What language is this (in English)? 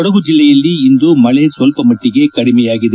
Kannada